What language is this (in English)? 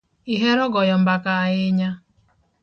Luo (Kenya and Tanzania)